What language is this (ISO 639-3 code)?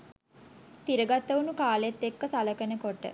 sin